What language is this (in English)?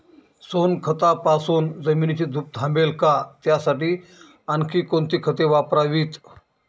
Marathi